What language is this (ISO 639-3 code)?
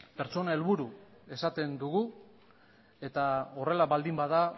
eus